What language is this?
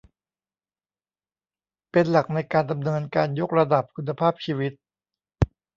Thai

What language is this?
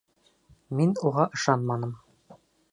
Bashkir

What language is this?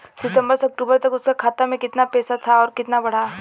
Bhojpuri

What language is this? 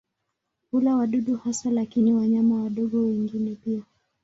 Swahili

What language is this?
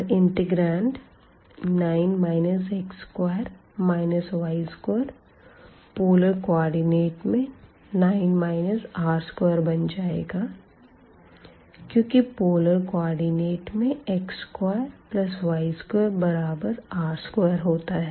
Hindi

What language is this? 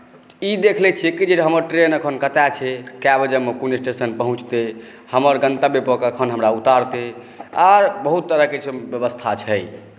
Maithili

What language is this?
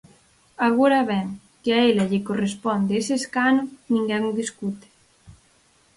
Galician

